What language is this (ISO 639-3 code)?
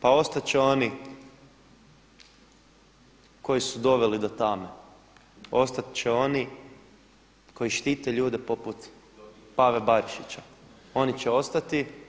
hrv